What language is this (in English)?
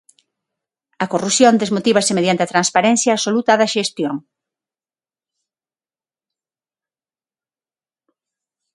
Galician